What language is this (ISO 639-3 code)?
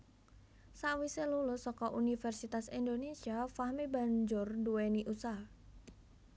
jav